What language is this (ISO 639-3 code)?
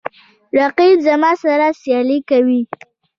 pus